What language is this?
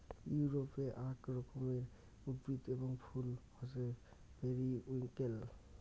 Bangla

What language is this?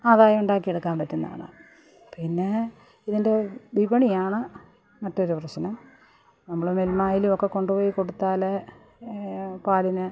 Malayalam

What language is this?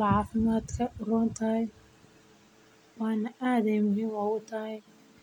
Somali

